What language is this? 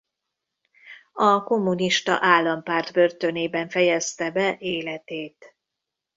Hungarian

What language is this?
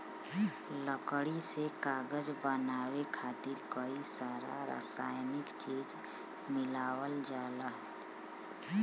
Bhojpuri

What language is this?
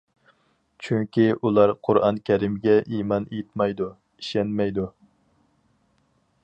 Uyghur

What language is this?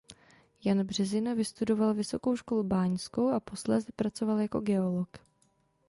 Czech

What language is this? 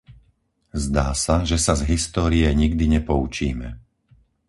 Slovak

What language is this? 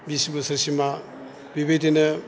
Bodo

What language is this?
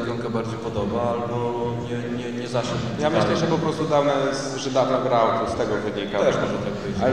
Polish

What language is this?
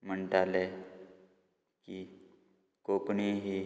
Konkani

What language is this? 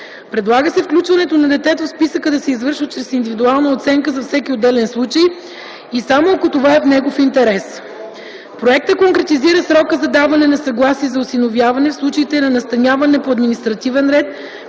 Bulgarian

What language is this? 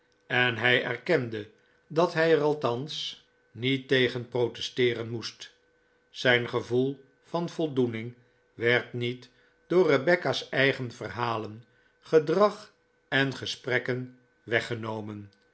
Dutch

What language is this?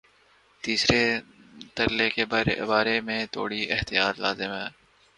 Urdu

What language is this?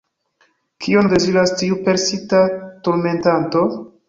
Esperanto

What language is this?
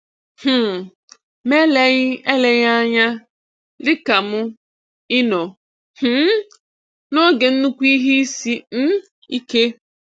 Igbo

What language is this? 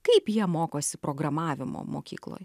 Lithuanian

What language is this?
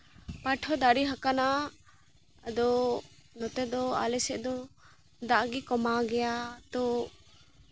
Santali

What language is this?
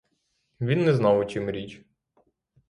Ukrainian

